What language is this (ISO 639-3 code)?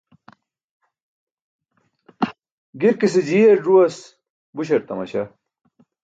bsk